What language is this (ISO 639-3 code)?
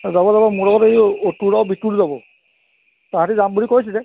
asm